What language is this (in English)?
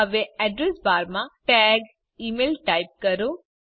Gujarati